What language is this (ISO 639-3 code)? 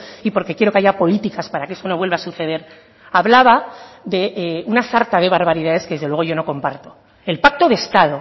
spa